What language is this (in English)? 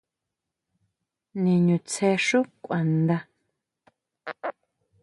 Huautla Mazatec